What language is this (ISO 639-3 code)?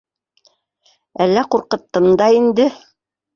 bak